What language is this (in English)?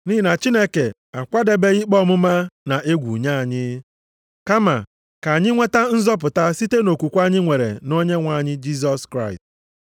Igbo